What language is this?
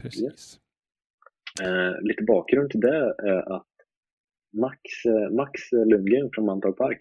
Swedish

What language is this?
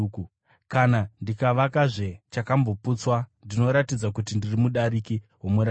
Shona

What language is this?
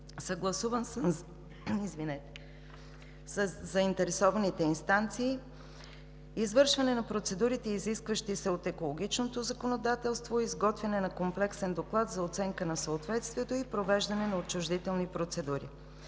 Bulgarian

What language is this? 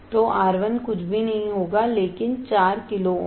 Hindi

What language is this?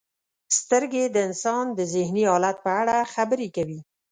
Pashto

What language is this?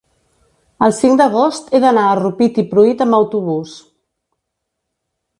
Catalan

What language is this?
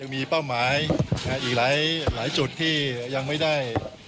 Thai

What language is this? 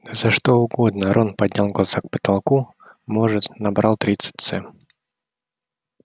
Russian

